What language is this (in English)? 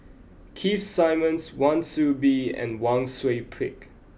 English